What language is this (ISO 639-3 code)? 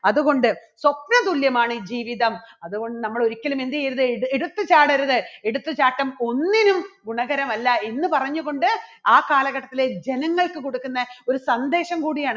mal